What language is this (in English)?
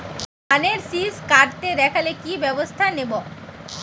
Bangla